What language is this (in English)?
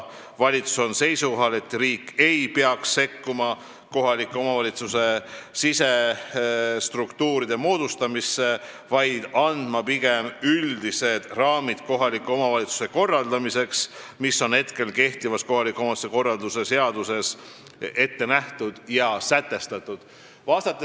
Estonian